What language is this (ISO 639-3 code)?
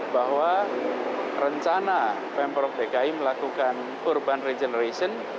ind